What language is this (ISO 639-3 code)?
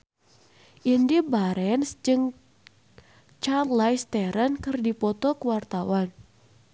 sun